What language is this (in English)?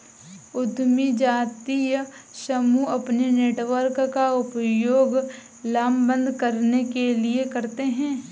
Hindi